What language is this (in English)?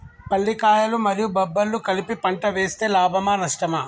Telugu